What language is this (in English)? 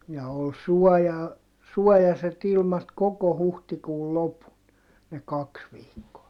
Finnish